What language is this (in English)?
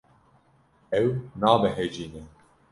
Kurdish